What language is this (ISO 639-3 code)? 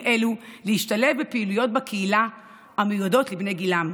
heb